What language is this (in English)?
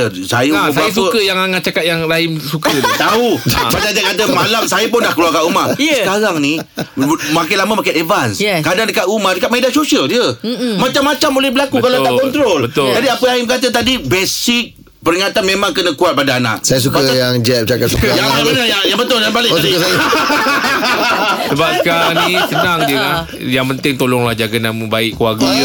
Malay